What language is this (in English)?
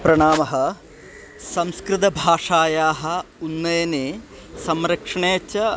Sanskrit